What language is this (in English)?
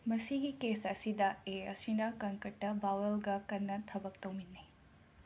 Manipuri